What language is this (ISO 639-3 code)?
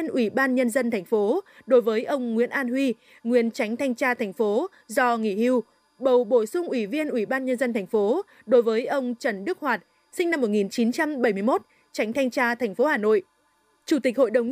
vie